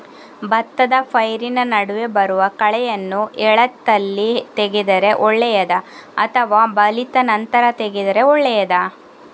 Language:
Kannada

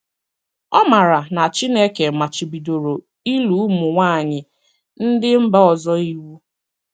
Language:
Igbo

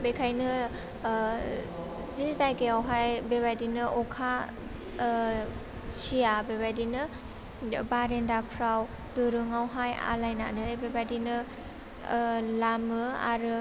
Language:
Bodo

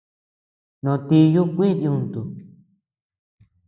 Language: Tepeuxila Cuicatec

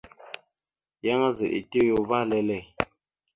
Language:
Mada (Cameroon)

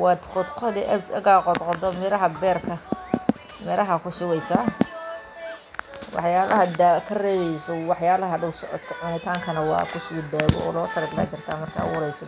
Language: Somali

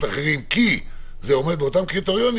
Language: Hebrew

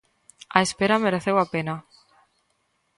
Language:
Galician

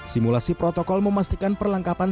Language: Indonesian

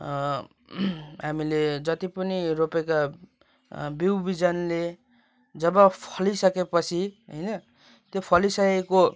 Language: Nepali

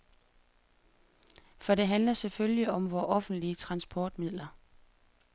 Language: Danish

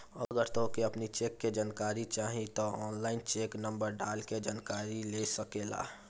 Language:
Bhojpuri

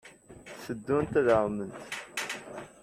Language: Kabyle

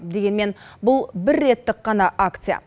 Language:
Kazakh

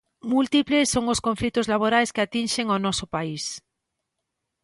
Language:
Galician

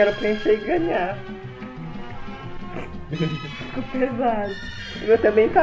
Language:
Portuguese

